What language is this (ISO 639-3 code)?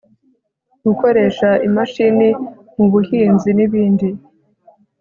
kin